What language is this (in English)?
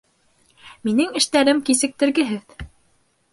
Bashkir